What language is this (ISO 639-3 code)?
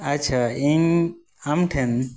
sat